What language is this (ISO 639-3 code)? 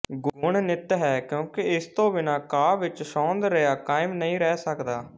pan